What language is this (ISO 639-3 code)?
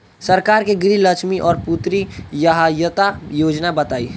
bho